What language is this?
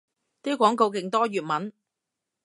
Cantonese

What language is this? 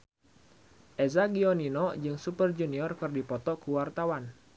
Sundanese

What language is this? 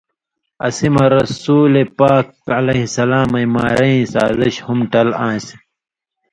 Indus Kohistani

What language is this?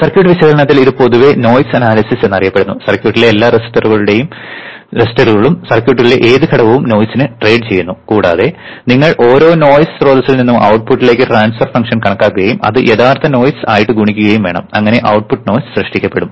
Malayalam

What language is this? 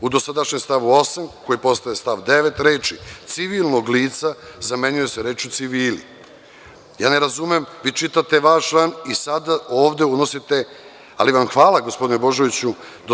Serbian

